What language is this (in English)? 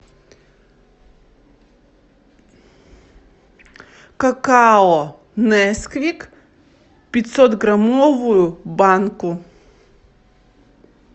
Russian